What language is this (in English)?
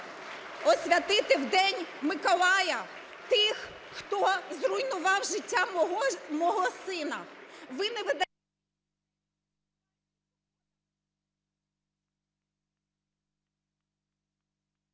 Ukrainian